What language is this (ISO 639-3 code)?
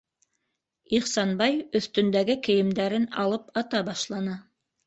bak